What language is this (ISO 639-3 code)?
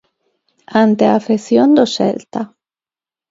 glg